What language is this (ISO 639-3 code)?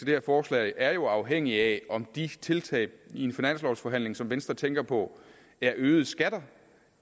dan